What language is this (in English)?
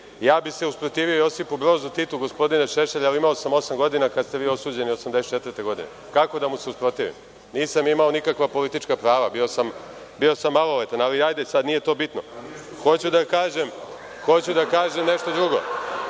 Serbian